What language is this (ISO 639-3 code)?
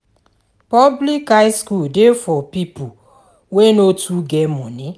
pcm